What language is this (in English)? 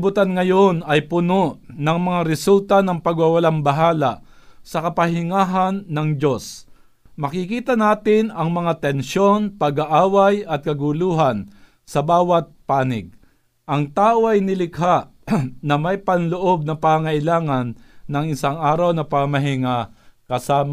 Filipino